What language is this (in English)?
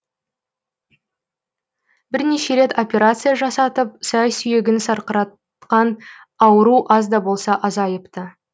Kazakh